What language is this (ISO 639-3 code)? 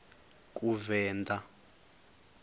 ven